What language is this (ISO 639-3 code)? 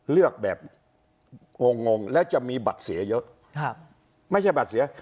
tha